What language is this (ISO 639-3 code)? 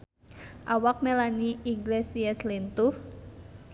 sun